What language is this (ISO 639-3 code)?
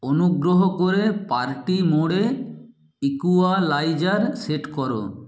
ben